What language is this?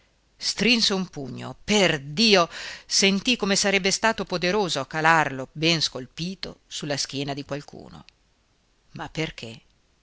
Italian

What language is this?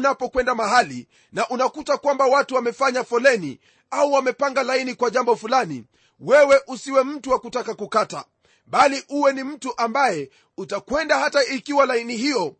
Swahili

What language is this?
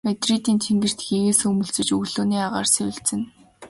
Mongolian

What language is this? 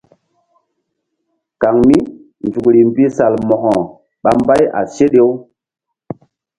Mbum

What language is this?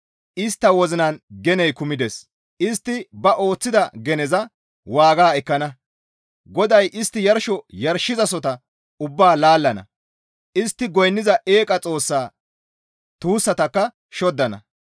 Gamo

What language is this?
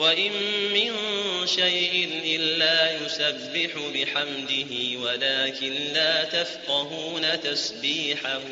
Arabic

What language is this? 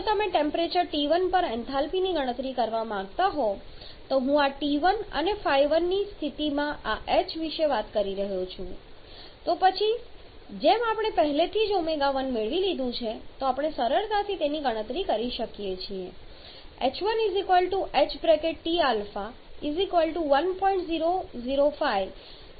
Gujarati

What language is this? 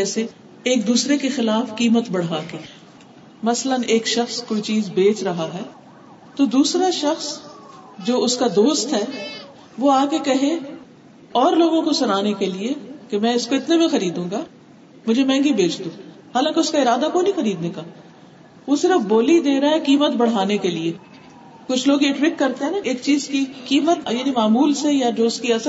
Urdu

